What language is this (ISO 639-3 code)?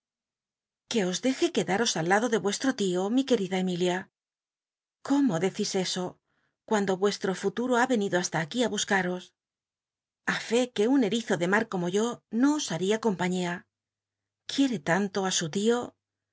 spa